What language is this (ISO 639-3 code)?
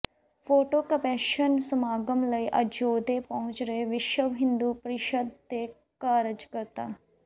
pan